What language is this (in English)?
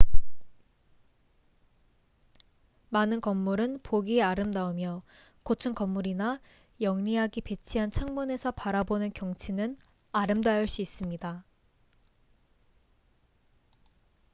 Korean